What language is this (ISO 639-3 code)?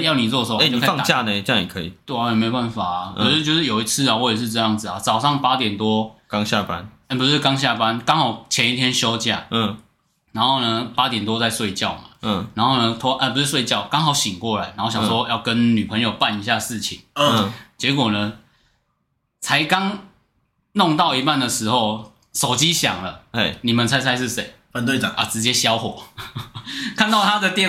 zho